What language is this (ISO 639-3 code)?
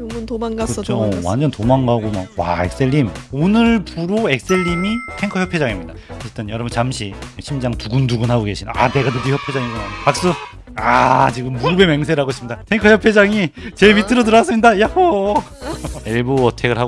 kor